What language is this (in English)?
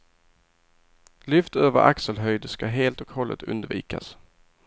Swedish